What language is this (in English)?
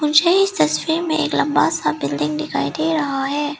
Hindi